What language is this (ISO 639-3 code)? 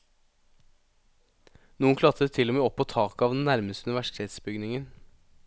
nor